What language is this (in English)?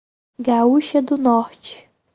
Portuguese